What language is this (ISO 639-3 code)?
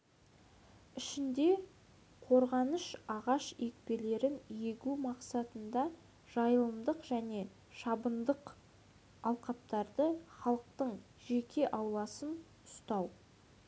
kaz